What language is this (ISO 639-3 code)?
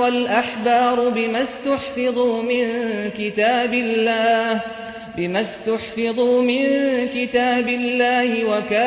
ara